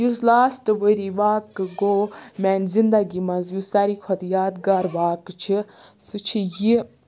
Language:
Kashmiri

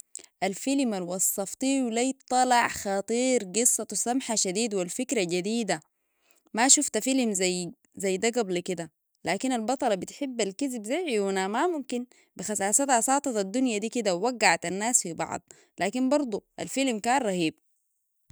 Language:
Sudanese Arabic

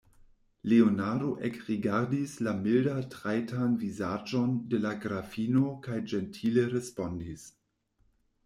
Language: Esperanto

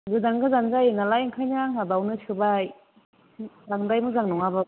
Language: Bodo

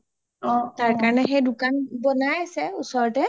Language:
Assamese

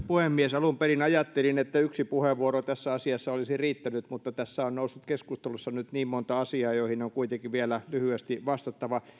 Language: Finnish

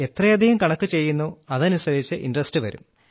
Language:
Malayalam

